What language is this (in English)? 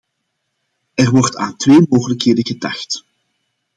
Dutch